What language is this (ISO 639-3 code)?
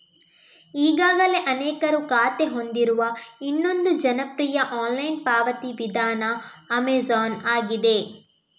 kan